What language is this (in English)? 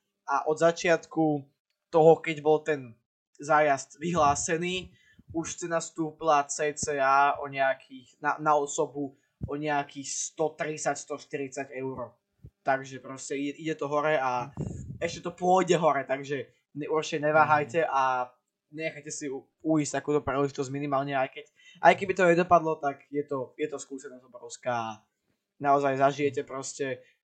Slovak